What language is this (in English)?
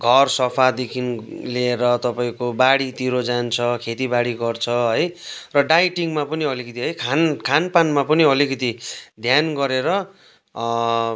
Nepali